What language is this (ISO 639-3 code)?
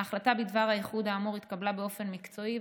heb